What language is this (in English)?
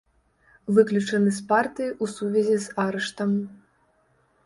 Belarusian